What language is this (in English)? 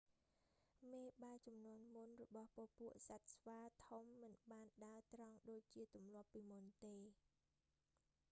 Khmer